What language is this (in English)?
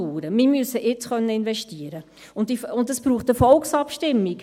Swiss German